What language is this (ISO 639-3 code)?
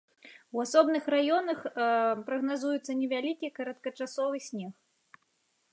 bel